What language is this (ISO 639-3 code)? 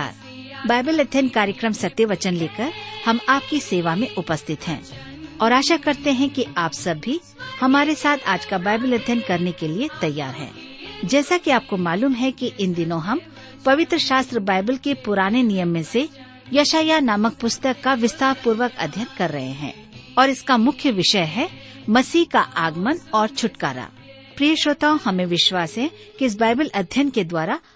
hin